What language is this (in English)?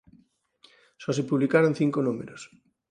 Galician